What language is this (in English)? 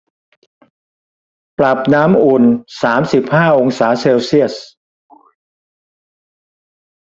Thai